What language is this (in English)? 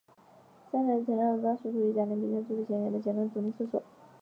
Chinese